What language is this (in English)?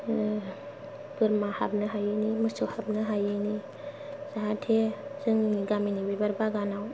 Bodo